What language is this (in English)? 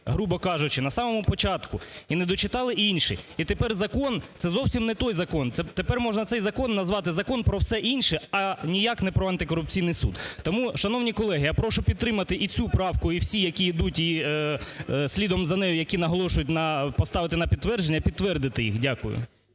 Ukrainian